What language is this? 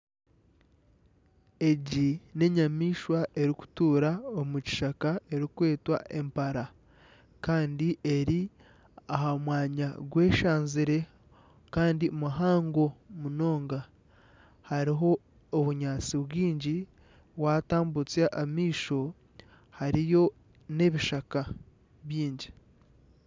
Nyankole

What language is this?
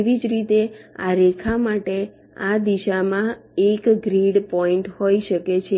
Gujarati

